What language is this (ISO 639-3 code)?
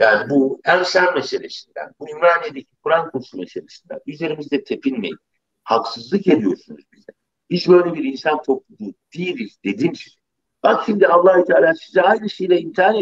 tur